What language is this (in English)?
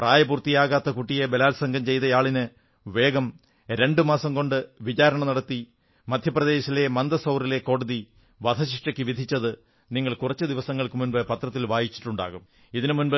Malayalam